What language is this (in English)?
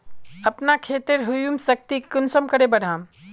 Magahi